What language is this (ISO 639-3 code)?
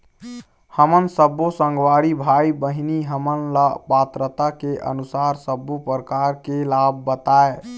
hne